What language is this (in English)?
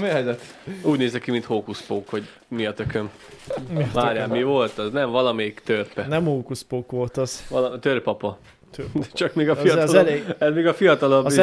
Hungarian